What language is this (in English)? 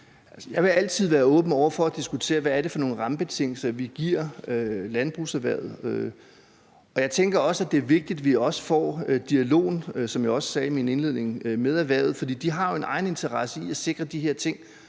Danish